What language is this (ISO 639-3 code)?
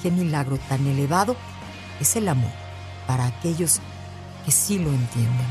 spa